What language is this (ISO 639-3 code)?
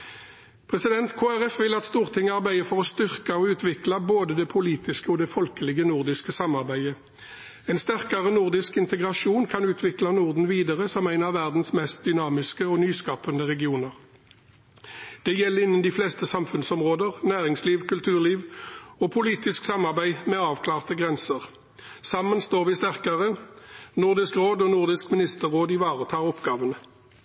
nob